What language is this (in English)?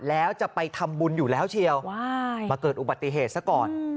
Thai